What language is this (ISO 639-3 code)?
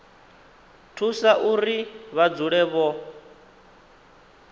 ven